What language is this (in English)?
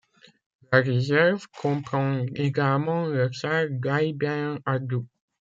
French